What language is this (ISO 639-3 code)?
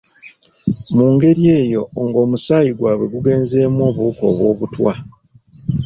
lug